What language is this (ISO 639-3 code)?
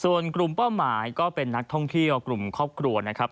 tha